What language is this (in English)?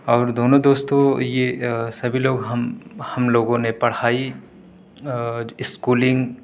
Urdu